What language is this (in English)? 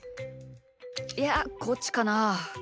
Japanese